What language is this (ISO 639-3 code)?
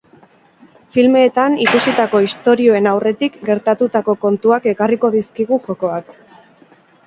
eus